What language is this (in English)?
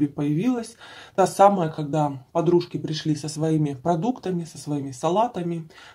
Russian